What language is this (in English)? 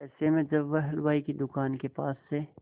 Hindi